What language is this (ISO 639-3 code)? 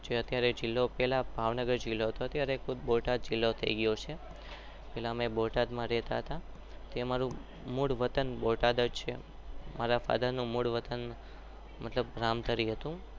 guj